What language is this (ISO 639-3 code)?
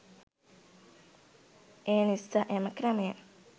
sin